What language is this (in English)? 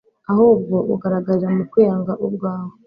Kinyarwanda